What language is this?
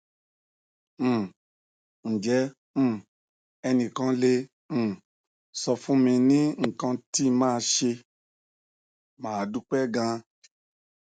Yoruba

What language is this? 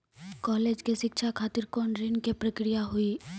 Maithili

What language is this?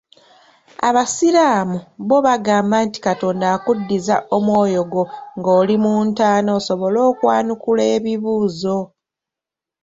Ganda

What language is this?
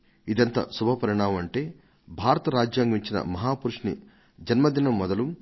Telugu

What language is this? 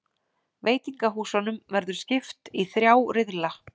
Icelandic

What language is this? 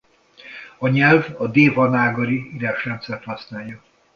Hungarian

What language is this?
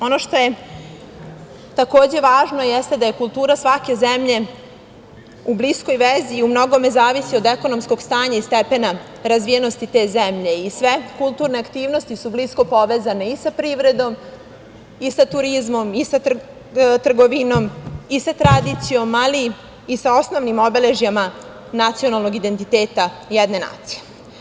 Serbian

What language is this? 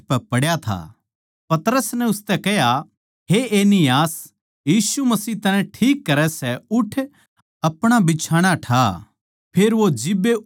Haryanvi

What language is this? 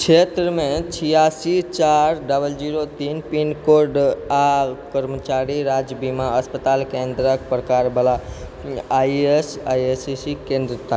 Maithili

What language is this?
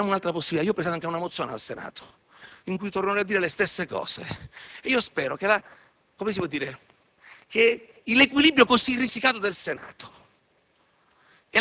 Italian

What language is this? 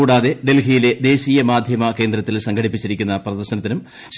Malayalam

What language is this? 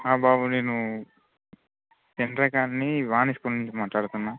Telugu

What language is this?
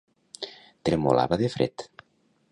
Catalan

